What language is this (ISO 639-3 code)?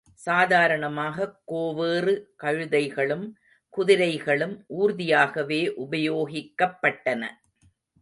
tam